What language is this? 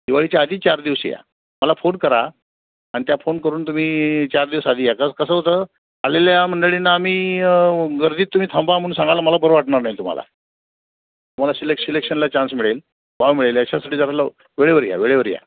Marathi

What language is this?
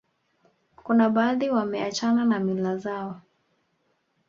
Swahili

